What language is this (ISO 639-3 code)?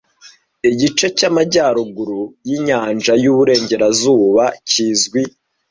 kin